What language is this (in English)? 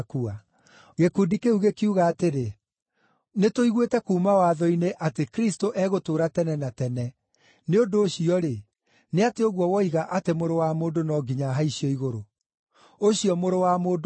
Kikuyu